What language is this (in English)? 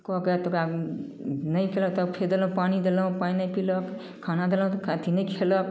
Maithili